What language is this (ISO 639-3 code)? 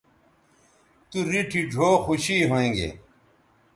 btv